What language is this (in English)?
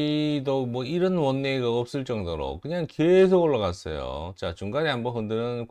Korean